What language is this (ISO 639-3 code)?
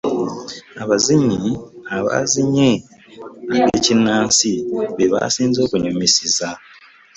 lug